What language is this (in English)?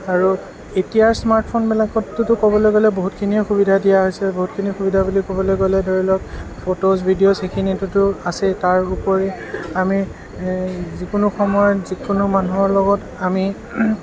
Assamese